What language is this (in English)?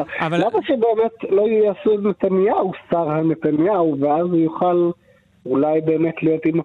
Hebrew